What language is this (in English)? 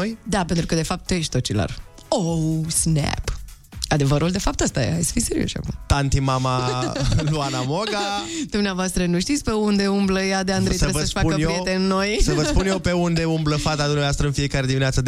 Romanian